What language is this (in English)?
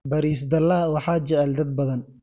Somali